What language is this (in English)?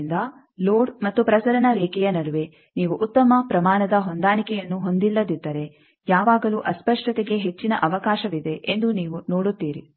Kannada